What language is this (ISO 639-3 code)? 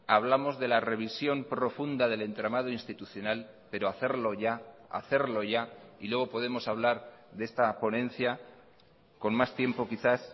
spa